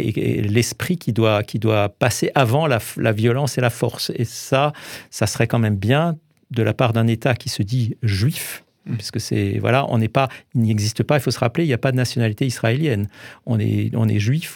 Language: French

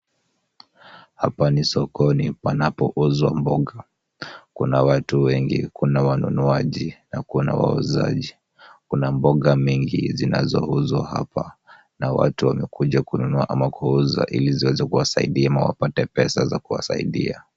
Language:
Swahili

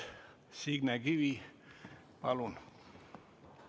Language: Estonian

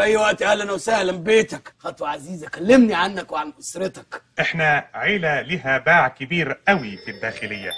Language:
Arabic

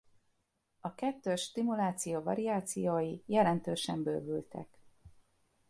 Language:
Hungarian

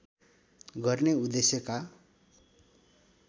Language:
Nepali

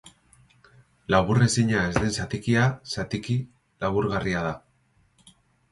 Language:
Basque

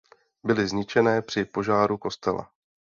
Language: Czech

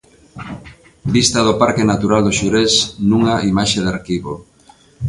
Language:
Galician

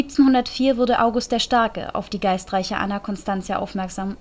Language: German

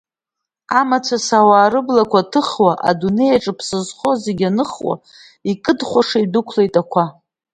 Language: Abkhazian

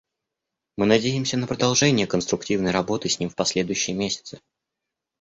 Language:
Russian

